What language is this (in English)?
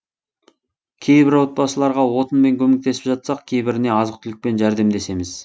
Kazakh